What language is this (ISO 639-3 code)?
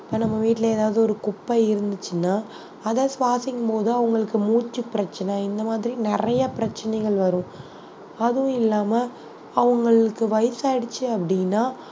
tam